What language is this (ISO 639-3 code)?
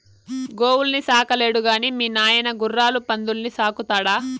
tel